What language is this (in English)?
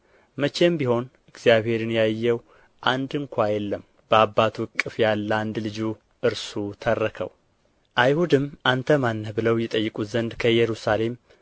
Amharic